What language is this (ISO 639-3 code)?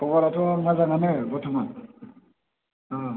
brx